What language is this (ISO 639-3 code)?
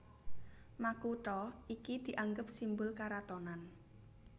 jav